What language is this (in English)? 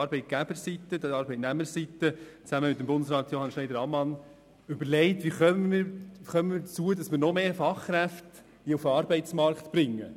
Swiss German